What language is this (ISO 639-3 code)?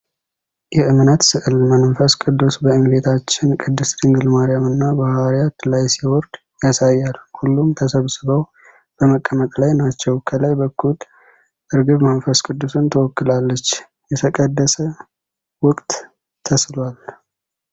amh